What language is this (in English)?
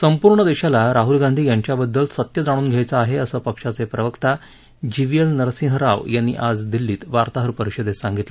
Marathi